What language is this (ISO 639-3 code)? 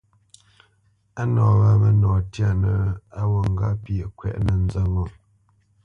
bce